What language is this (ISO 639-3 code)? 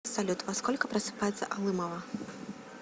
rus